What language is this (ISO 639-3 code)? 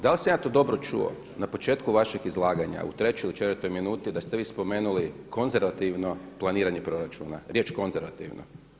hrv